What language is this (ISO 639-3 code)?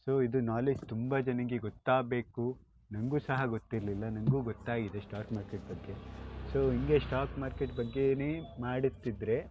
kan